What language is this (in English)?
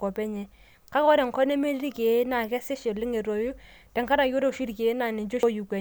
Masai